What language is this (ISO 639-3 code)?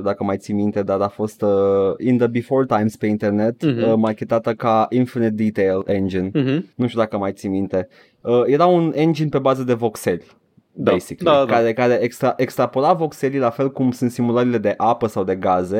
ron